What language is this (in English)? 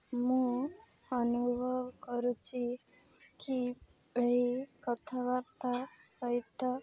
Odia